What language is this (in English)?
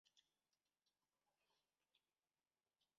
Chinese